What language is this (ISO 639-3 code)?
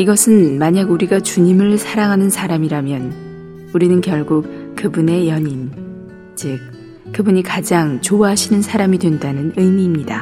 kor